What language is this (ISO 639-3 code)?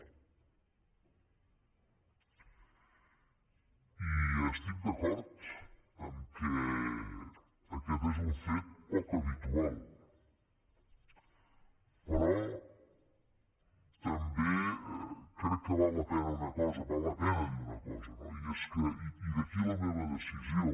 cat